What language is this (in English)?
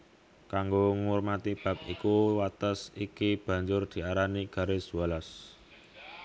Javanese